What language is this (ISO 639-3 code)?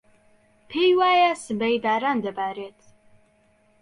ckb